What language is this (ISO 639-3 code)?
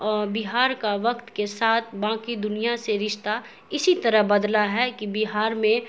urd